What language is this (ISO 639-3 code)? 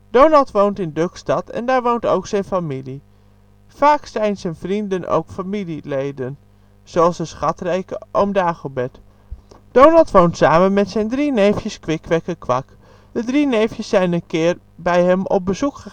nld